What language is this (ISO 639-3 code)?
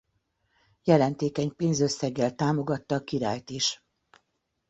hun